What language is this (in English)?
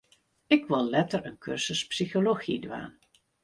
Western Frisian